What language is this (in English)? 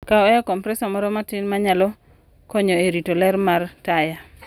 Luo (Kenya and Tanzania)